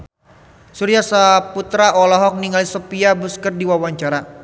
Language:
Sundanese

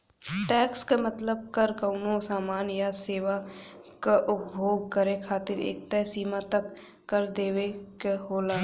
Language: Bhojpuri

